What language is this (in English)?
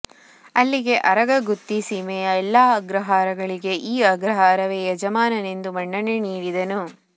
Kannada